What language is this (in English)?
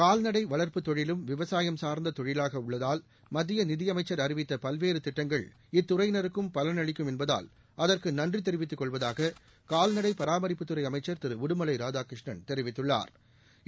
Tamil